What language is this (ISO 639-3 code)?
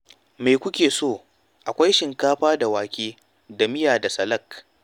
hau